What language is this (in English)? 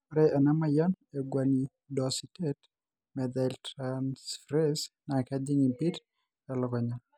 Masai